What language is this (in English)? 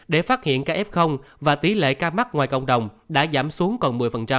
Vietnamese